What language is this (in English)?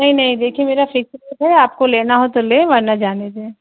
Urdu